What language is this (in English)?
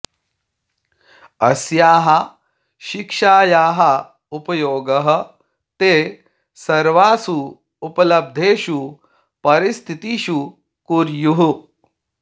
Sanskrit